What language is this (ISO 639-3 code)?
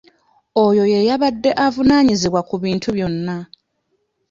lug